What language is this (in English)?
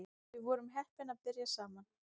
Icelandic